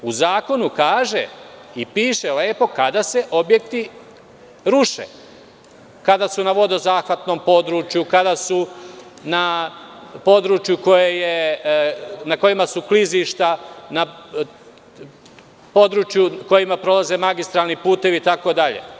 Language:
Serbian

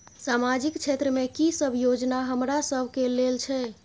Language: Maithili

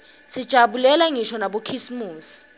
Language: Swati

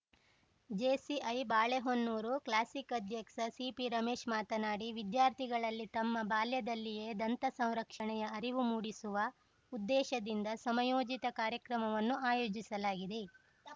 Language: Kannada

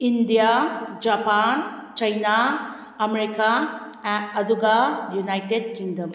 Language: Manipuri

